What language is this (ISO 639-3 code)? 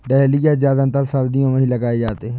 hin